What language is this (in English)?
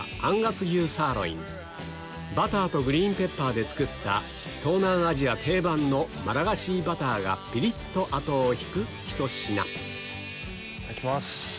Japanese